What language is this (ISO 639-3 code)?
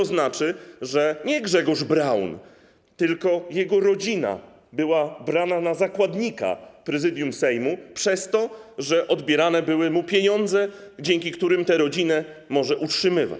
pol